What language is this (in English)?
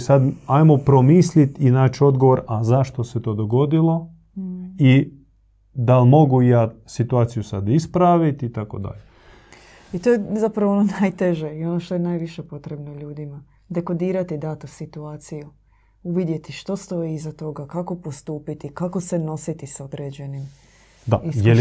Croatian